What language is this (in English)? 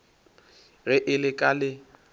Northern Sotho